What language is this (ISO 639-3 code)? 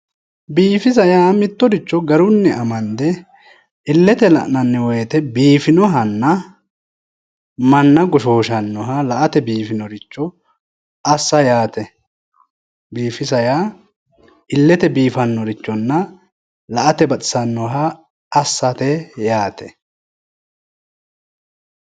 sid